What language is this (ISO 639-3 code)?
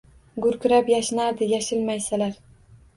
uzb